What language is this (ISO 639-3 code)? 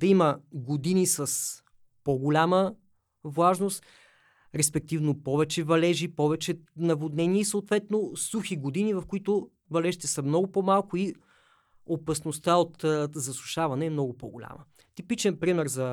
bul